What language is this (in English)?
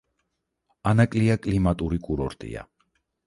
Georgian